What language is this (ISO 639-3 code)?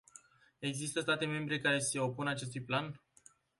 ron